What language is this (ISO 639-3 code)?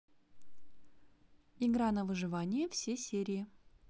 rus